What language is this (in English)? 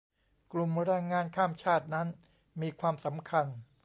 Thai